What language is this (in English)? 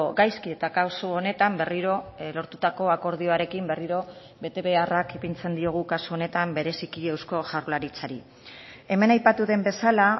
Basque